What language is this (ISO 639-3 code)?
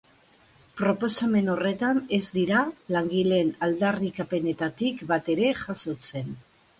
eus